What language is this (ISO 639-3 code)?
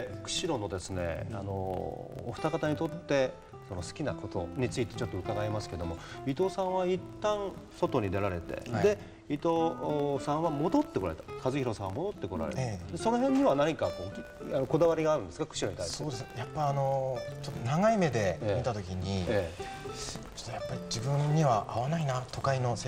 jpn